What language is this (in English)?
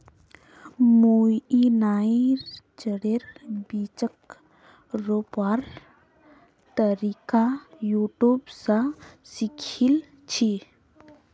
Magahi